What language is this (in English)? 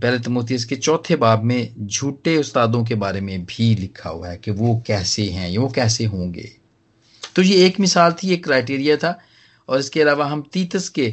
Hindi